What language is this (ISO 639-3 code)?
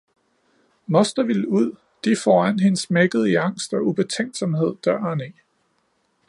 dan